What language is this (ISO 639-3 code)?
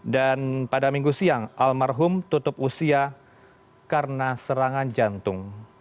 ind